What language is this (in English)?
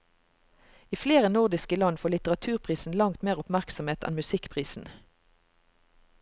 Norwegian